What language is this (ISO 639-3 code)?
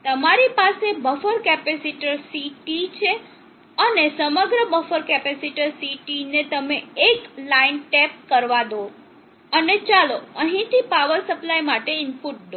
guj